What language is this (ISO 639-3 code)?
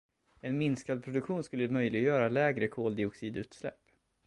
swe